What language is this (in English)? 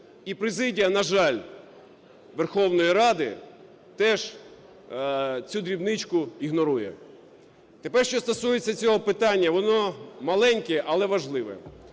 Ukrainian